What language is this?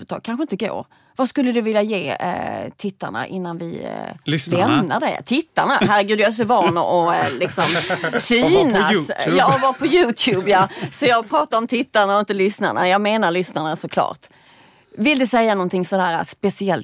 Swedish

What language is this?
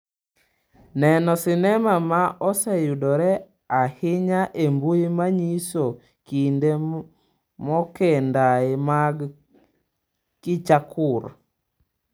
Luo (Kenya and Tanzania)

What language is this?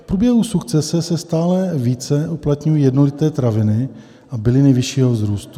Czech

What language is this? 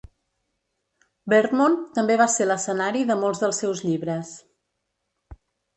Catalan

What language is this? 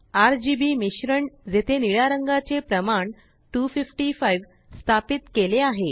Marathi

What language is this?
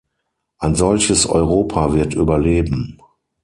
German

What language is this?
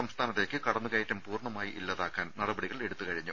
Malayalam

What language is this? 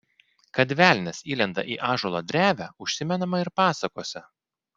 Lithuanian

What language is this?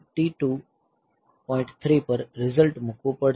Gujarati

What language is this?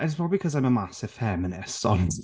Welsh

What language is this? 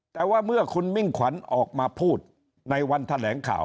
Thai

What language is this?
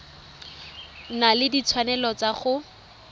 Tswana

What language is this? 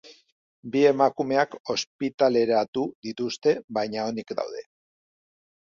Basque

